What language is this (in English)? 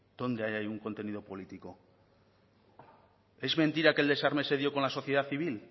Spanish